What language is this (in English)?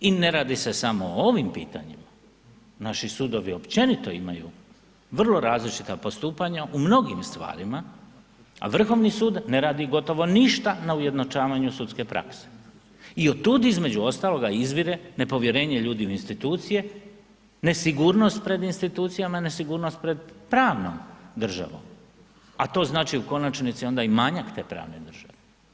Croatian